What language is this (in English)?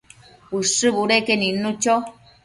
Matsés